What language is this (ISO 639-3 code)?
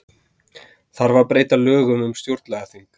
isl